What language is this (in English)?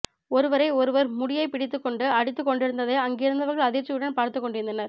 Tamil